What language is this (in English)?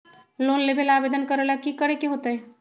Magahi